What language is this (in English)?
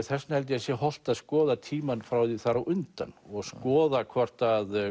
Icelandic